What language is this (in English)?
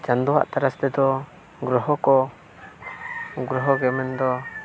Santali